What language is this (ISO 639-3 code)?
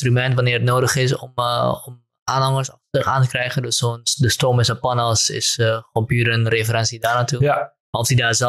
nld